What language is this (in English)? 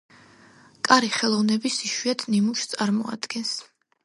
Georgian